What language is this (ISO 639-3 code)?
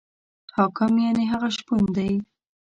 pus